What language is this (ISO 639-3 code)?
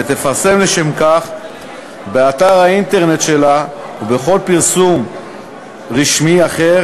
heb